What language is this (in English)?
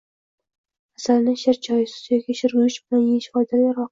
Uzbek